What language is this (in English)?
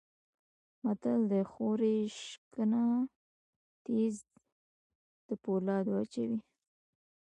Pashto